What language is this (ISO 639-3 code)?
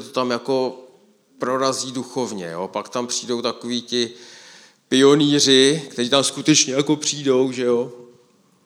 ces